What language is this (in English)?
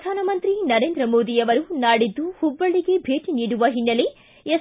Kannada